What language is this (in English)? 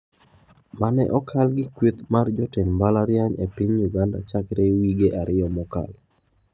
Luo (Kenya and Tanzania)